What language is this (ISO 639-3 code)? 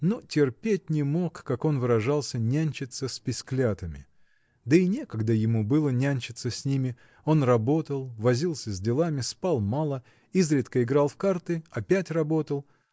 rus